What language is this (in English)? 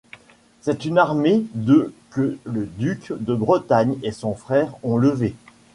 French